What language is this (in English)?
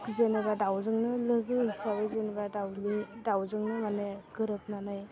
Bodo